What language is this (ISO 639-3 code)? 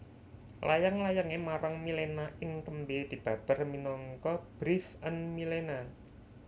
jav